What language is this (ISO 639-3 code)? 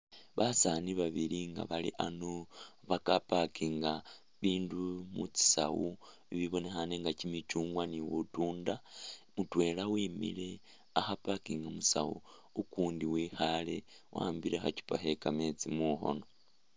myx